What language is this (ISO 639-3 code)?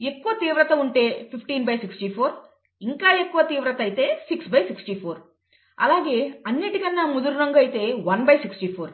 tel